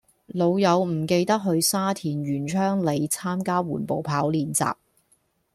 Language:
Cantonese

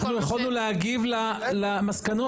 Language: Hebrew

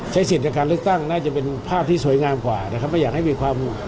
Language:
Thai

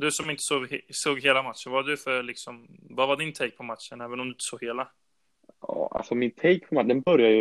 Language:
Swedish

